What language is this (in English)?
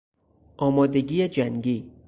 Persian